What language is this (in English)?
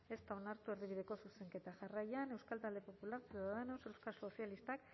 Basque